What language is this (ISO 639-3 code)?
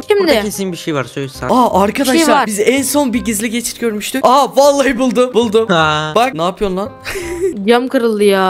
tur